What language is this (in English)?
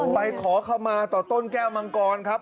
Thai